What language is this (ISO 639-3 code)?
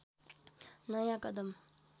nep